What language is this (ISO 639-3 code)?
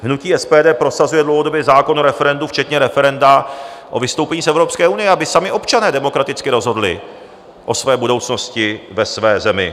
ces